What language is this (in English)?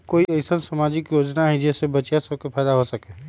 Magahi